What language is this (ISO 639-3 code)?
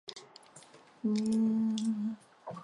zho